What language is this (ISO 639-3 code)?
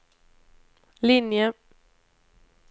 swe